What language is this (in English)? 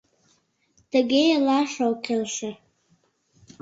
Mari